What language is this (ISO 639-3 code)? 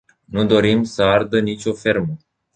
ron